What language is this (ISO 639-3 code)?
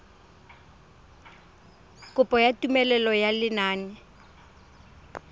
tsn